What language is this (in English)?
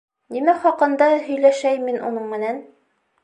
Bashkir